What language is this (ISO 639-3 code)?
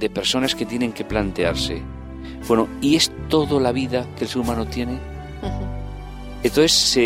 spa